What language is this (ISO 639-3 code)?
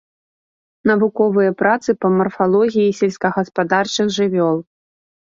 bel